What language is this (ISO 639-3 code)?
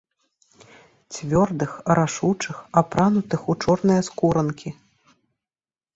bel